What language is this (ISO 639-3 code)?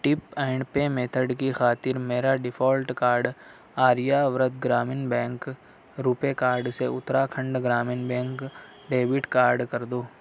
urd